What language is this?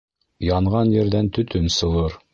Bashkir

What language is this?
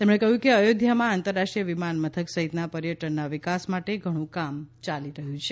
Gujarati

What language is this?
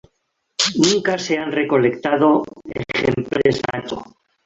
Spanish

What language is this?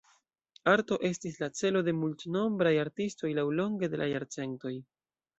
Esperanto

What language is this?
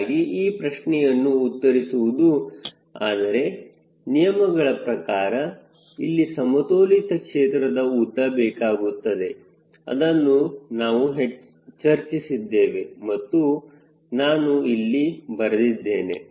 Kannada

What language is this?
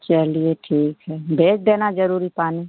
Hindi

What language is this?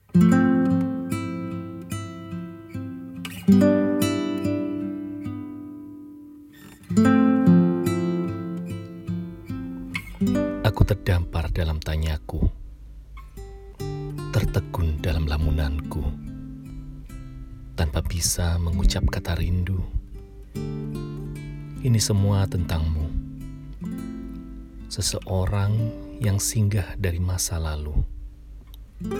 Indonesian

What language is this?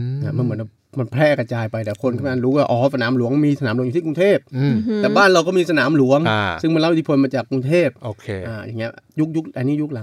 Thai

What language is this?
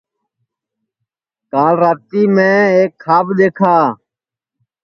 Sansi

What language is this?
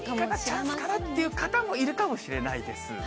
Japanese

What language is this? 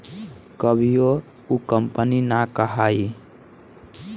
Bhojpuri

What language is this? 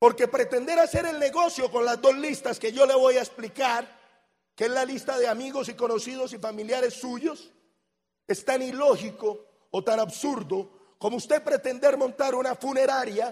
Spanish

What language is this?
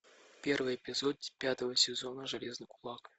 Russian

